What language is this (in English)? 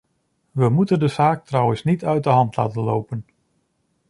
Dutch